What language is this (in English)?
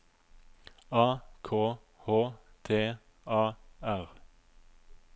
Norwegian